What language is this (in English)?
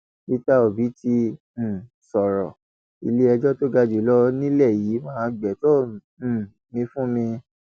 Yoruba